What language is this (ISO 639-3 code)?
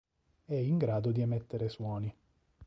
ita